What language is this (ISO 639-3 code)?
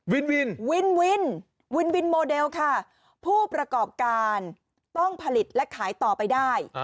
tha